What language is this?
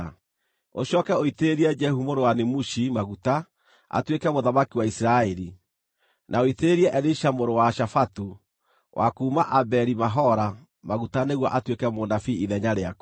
Kikuyu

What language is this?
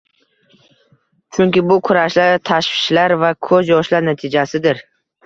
Uzbek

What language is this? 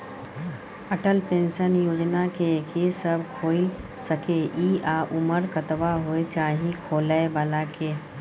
Maithili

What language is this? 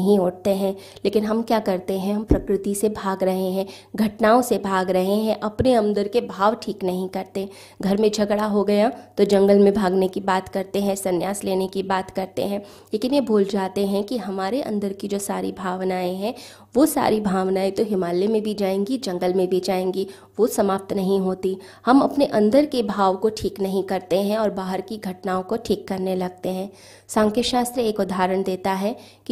Hindi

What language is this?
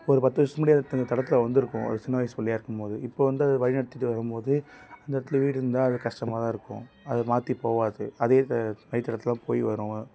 Tamil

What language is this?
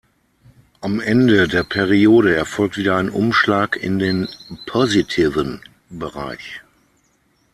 German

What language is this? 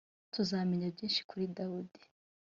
Kinyarwanda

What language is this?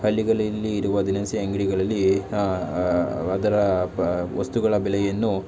Kannada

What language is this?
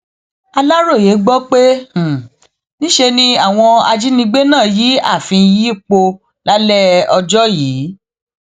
Yoruba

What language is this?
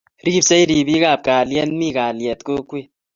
Kalenjin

